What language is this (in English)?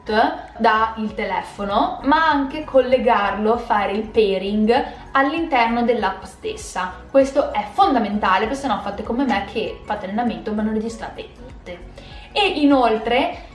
Italian